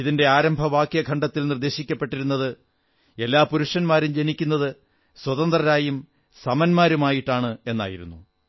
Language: Malayalam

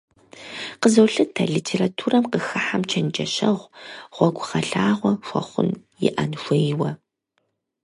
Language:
Kabardian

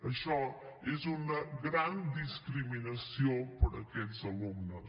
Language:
Catalan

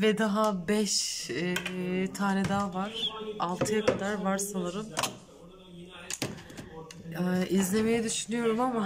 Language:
Turkish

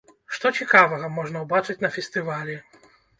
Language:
Belarusian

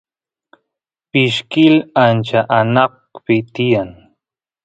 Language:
Santiago del Estero Quichua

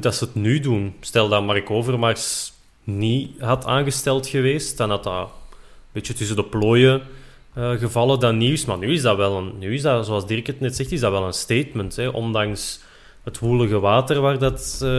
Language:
Dutch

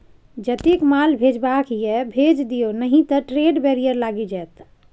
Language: Maithili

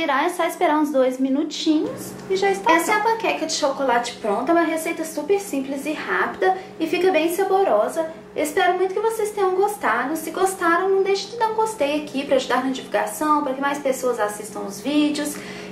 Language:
Portuguese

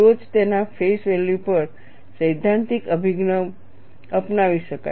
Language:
Gujarati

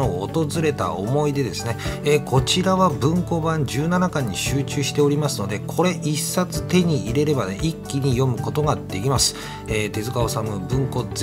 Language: Japanese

